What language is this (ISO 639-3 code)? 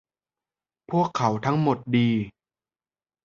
tha